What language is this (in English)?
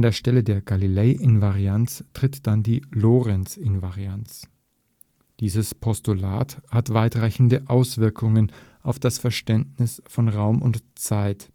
German